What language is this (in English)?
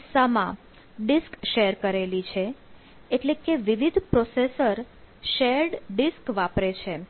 Gujarati